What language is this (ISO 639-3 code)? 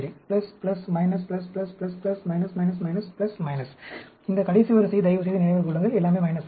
tam